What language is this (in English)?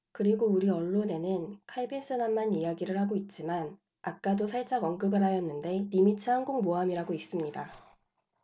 Korean